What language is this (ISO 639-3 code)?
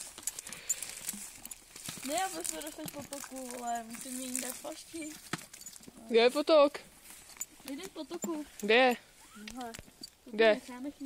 ces